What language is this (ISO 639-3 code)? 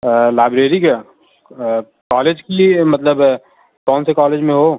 urd